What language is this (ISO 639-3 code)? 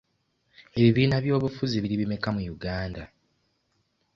lug